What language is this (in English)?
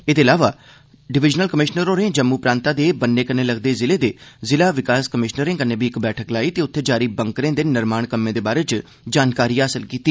Dogri